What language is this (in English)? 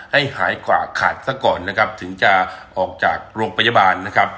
Thai